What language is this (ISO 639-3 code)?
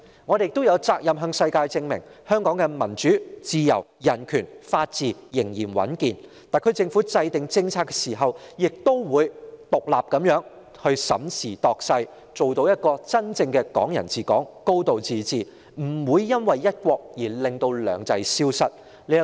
yue